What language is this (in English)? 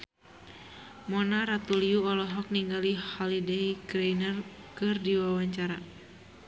Sundanese